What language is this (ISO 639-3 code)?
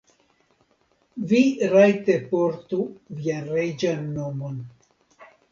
epo